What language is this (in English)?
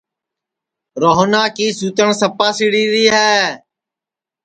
Sansi